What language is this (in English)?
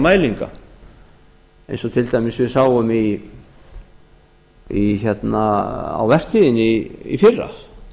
Icelandic